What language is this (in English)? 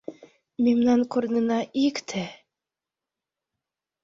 Mari